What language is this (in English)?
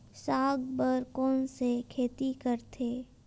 Chhattisgarhi